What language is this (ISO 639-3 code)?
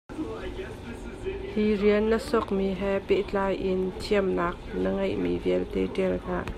cnh